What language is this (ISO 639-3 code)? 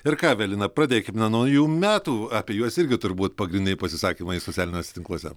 lit